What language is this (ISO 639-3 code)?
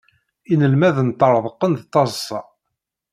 kab